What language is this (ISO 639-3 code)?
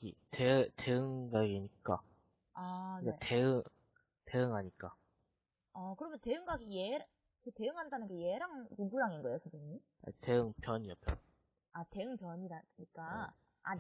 kor